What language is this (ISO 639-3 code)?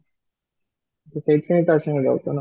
ori